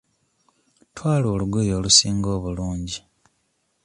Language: Ganda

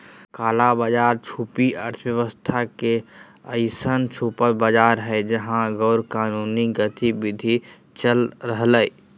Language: Magahi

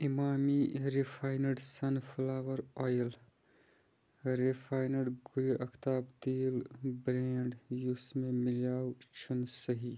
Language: Kashmiri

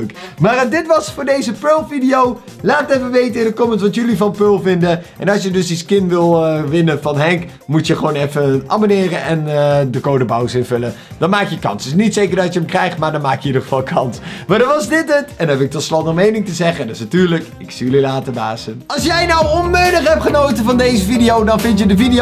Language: Dutch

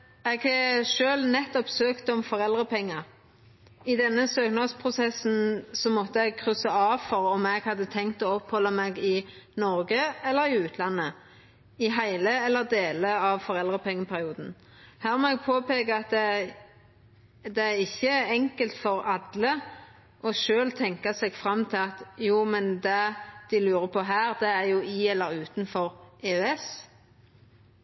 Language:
Norwegian Nynorsk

